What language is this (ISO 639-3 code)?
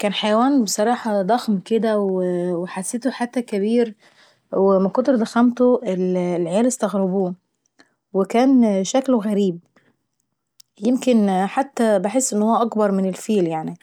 aec